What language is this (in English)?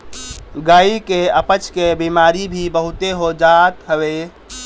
Bhojpuri